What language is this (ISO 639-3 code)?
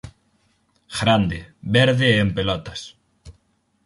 glg